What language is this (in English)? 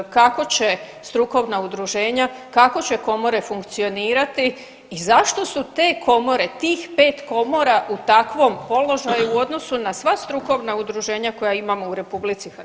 Croatian